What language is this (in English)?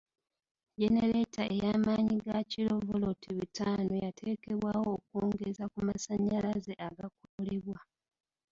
Ganda